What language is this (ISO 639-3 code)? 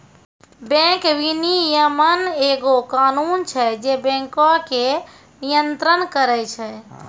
mai